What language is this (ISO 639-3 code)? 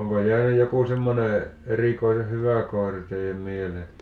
fin